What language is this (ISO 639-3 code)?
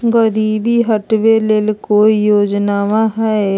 mag